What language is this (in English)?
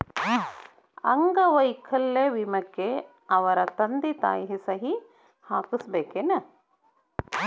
Kannada